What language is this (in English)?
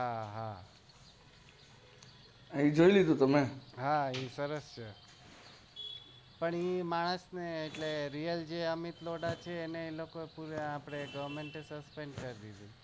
Gujarati